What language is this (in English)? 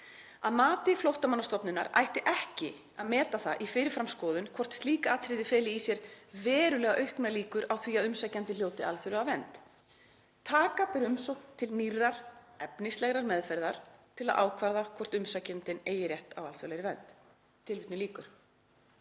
Icelandic